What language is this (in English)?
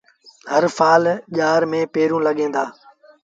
Sindhi Bhil